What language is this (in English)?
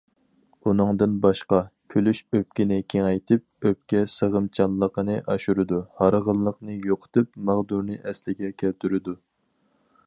Uyghur